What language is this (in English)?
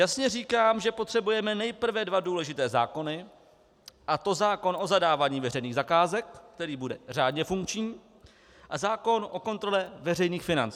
Czech